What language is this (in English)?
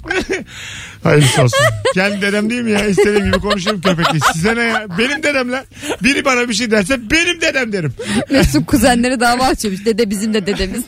Turkish